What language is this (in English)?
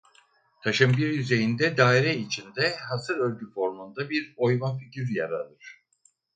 Turkish